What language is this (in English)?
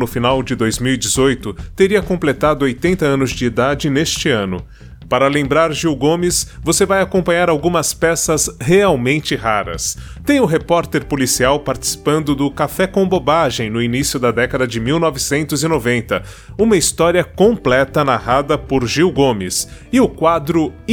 Portuguese